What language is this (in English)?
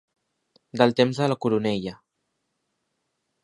Catalan